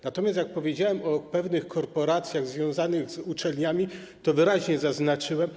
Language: Polish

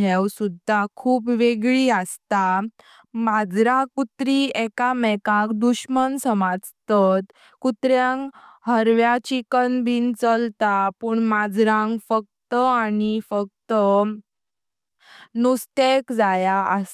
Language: Konkani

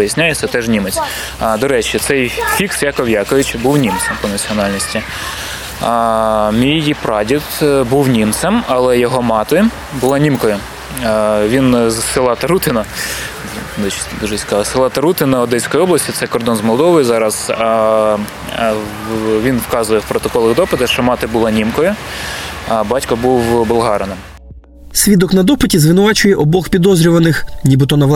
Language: Ukrainian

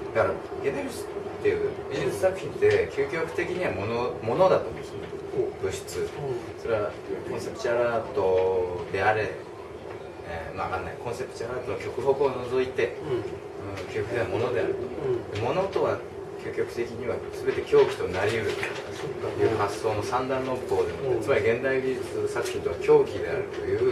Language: Japanese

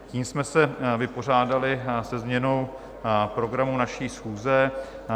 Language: Czech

